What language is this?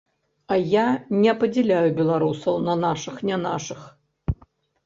Belarusian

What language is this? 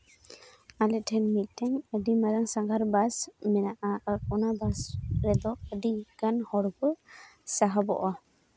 Santali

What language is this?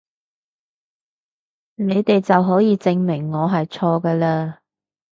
Cantonese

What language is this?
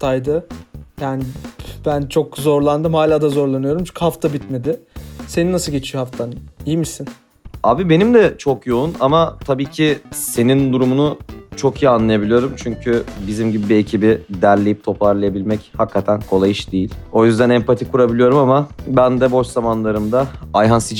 Turkish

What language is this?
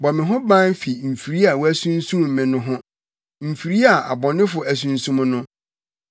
Akan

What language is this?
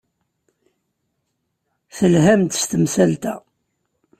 Kabyle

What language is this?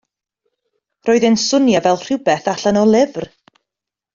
Welsh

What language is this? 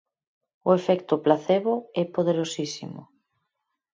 Galician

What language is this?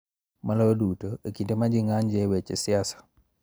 Luo (Kenya and Tanzania)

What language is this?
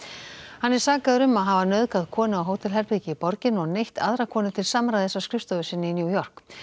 Icelandic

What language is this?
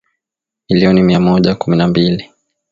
Swahili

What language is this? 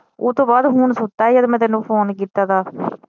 Punjabi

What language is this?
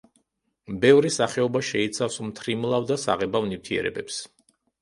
Georgian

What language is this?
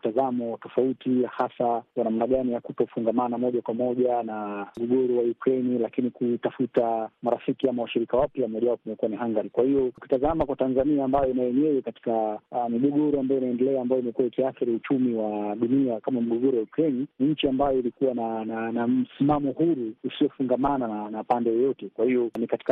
Swahili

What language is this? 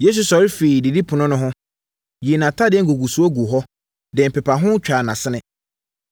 Akan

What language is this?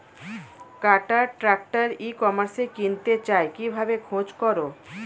Bangla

